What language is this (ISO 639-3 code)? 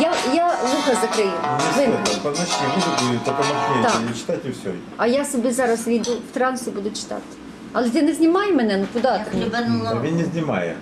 ukr